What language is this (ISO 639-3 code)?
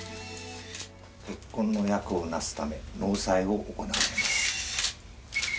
jpn